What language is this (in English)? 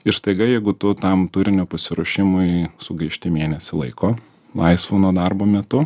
Lithuanian